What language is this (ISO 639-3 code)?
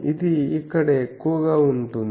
tel